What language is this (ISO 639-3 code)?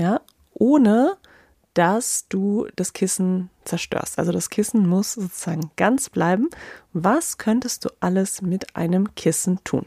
deu